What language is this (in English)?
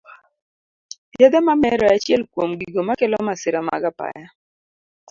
Luo (Kenya and Tanzania)